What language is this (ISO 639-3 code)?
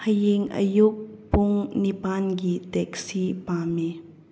mni